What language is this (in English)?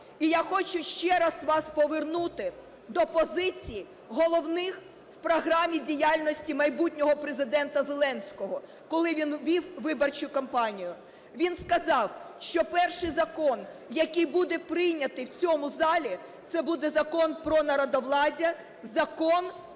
Ukrainian